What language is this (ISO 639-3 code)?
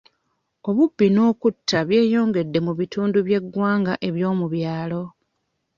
lug